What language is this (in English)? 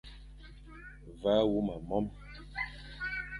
Fang